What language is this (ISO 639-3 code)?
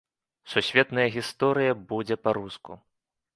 bel